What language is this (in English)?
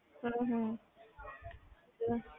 Punjabi